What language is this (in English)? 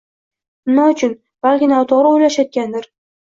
Uzbek